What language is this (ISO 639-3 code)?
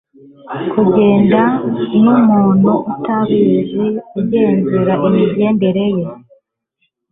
kin